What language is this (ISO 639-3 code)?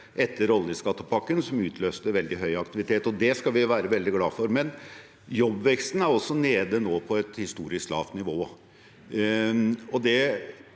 nor